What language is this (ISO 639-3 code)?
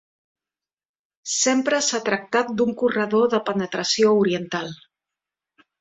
cat